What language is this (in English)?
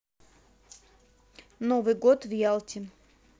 Russian